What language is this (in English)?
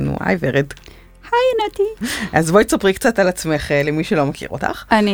Hebrew